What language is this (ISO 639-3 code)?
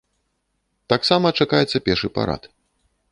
bel